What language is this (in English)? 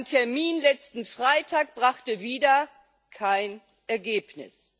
German